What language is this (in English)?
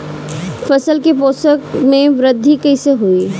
Bhojpuri